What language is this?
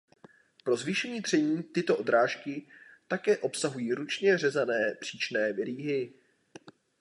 Czech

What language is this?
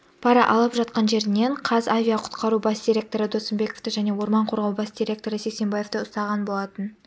Kazakh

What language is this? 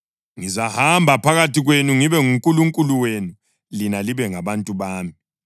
North Ndebele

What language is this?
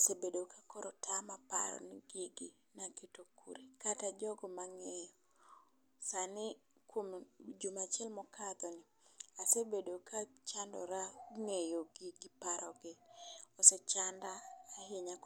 Luo (Kenya and Tanzania)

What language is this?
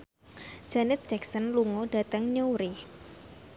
Javanese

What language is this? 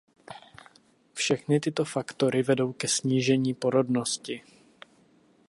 Czech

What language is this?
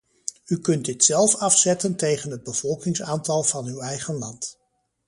Dutch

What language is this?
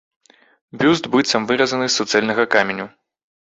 Belarusian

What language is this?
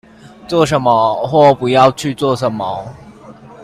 Chinese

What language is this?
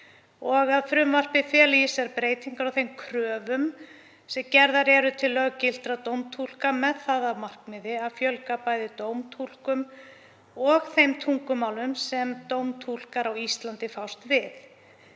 Icelandic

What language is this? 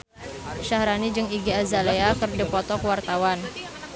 Sundanese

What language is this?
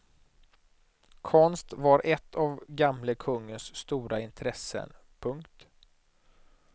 Swedish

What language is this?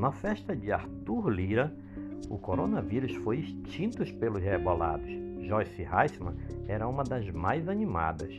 Portuguese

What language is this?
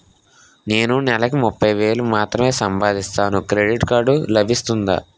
Telugu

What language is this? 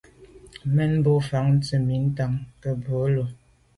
Medumba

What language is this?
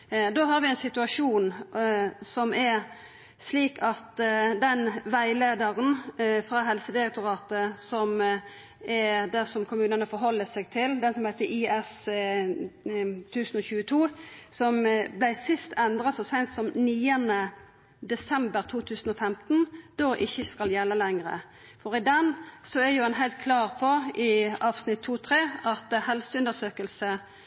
Norwegian Nynorsk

